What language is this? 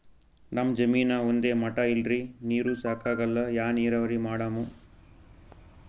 Kannada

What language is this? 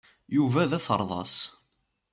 Kabyle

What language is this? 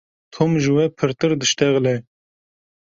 Kurdish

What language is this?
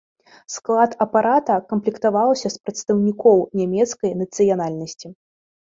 Belarusian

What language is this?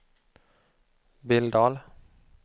Swedish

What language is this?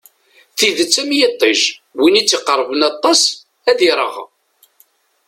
Kabyle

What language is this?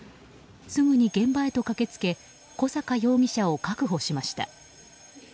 Japanese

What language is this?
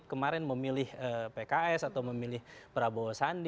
Indonesian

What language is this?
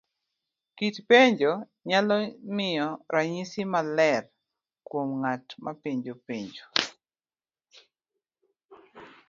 Luo (Kenya and Tanzania)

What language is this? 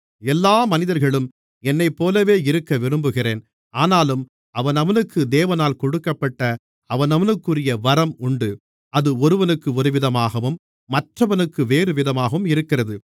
Tamil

